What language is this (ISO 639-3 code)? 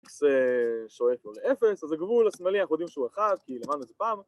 heb